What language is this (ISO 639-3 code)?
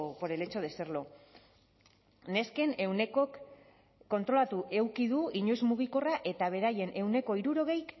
eus